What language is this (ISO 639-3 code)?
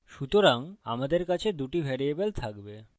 ben